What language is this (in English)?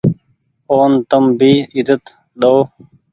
Goaria